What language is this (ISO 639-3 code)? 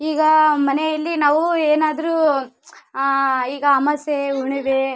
kan